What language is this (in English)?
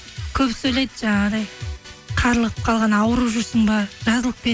Kazakh